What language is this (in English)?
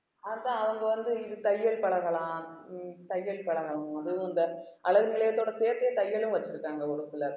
Tamil